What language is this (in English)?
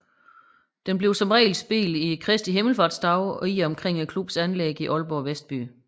Danish